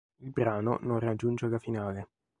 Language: Italian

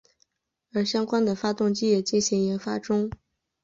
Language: Chinese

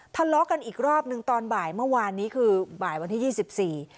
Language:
Thai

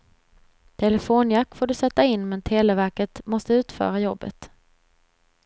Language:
Swedish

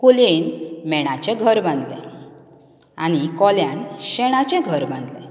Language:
Konkani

